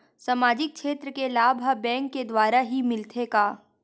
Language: Chhattisgarhi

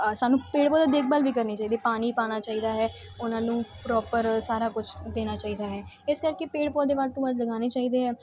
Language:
Punjabi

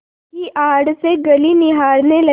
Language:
Hindi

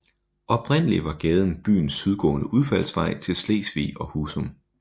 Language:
Danish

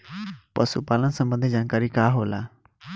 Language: Bhojpuri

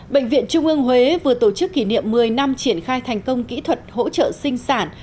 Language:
Vietnamese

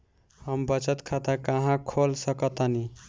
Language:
Bhojpuri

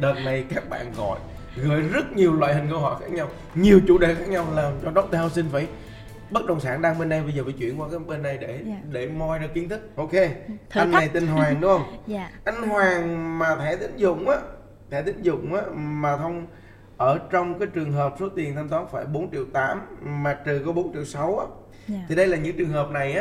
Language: Vietnamese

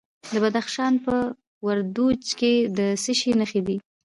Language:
Pashto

